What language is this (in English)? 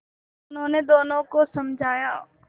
Hindi